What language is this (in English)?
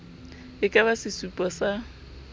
Southern Sotho